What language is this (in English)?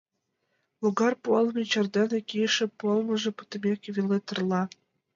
Mari